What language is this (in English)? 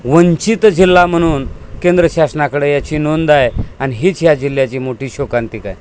Marathi